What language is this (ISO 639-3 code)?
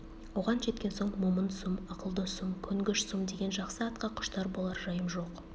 kaz